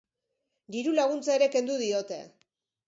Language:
Basque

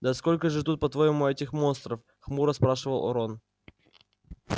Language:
Russian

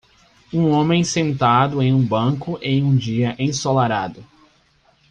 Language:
Portuguese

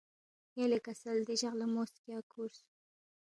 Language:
Balti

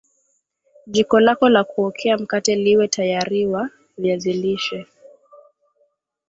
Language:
Swahili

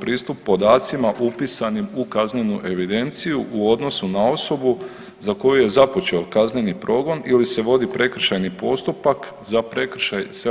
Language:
Croatian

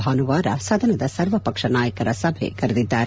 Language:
Kannada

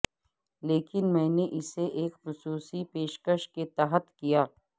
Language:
Urdu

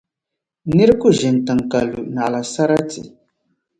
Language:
Dagbani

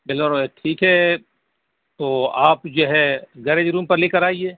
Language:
Urdu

